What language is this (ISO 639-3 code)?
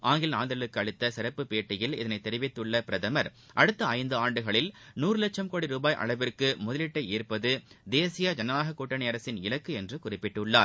tam